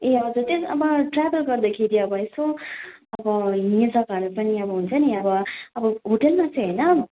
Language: Nepali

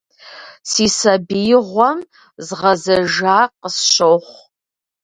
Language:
Kabardian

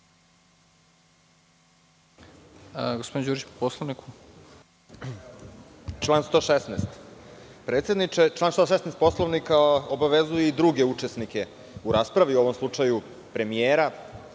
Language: Serbian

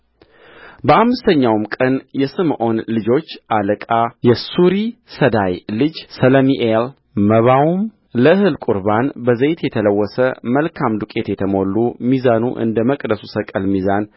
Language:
Amharic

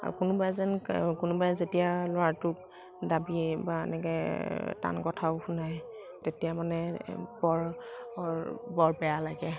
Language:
Assamese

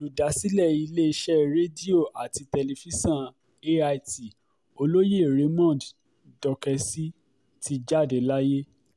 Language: Yoruba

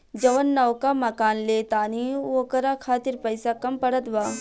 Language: Bhojpuri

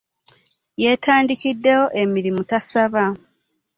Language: Ganda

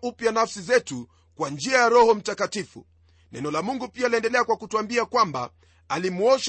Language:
Swahili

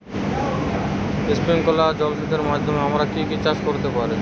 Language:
Bangla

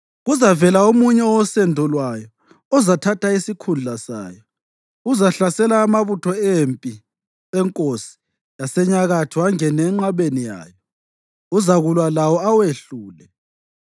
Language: North Ndebele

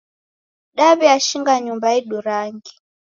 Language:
Taita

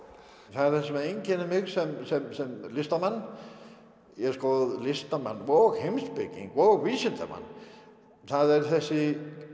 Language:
Icelandic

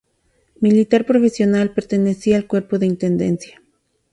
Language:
Spanish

